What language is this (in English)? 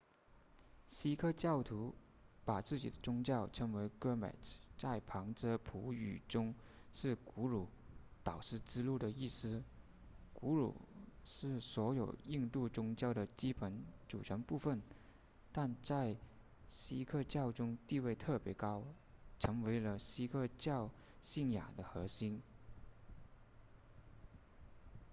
Chinese